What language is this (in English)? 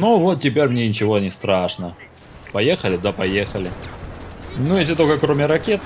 Russian